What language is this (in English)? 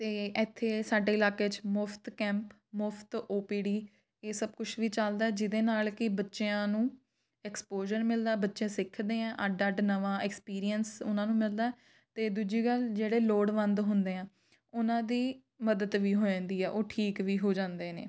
Punjabi